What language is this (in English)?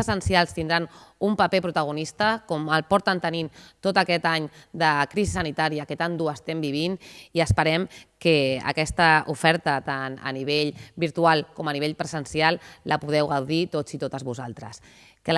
Catalan